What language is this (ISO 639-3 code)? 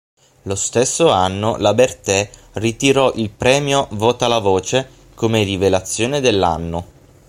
ita